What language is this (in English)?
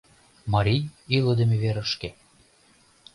Mari